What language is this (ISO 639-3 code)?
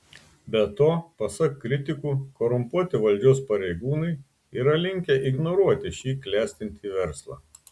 lit